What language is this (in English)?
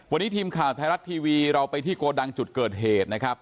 Thai